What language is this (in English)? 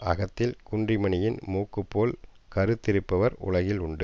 Tamil